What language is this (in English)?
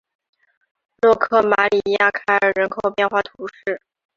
Chinese